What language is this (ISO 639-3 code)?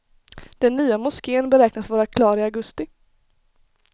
swe